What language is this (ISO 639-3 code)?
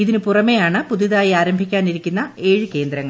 mal